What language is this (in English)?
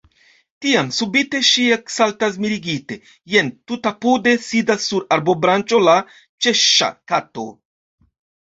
Esperanto